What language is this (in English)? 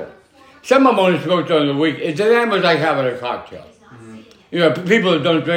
English